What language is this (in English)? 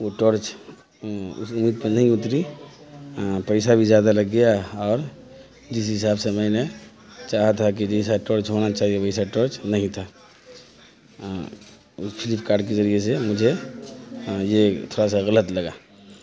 Urdu